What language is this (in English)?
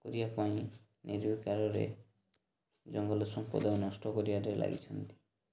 Odia